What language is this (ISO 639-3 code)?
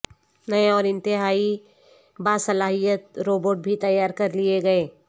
urd